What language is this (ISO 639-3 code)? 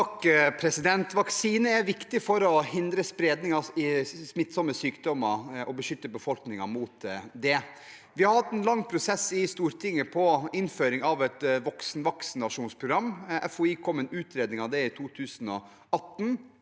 nor